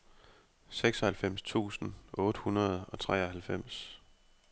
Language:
Danish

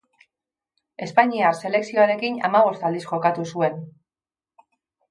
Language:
Basque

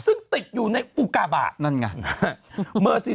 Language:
Thai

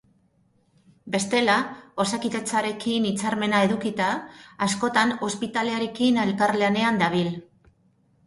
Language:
Basque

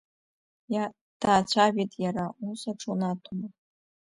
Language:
Abkhazian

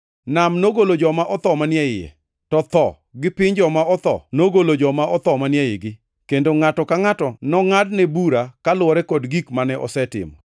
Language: Luo (Kenya and Tanzania)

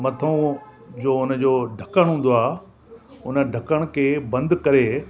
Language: Sindhi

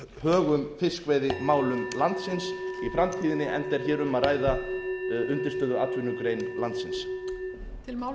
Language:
Icelandic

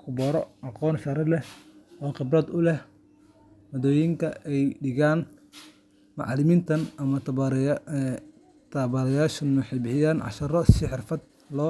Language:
Somali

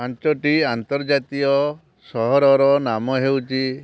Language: Odia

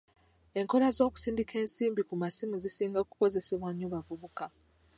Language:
Ganda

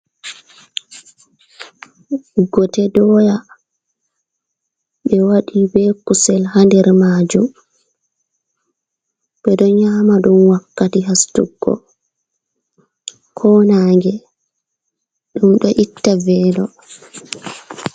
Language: Fula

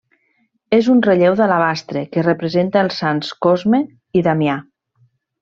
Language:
Catalan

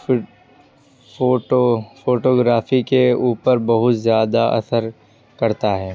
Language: Urdu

